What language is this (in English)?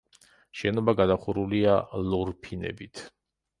Georgian